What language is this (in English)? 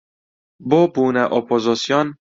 Central Kurdish